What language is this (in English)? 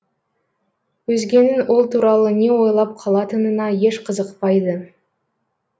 Kazakh